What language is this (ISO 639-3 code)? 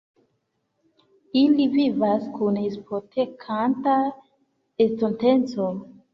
epo